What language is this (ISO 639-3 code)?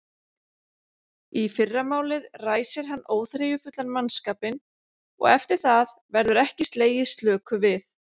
isl